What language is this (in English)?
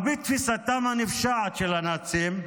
Hebrew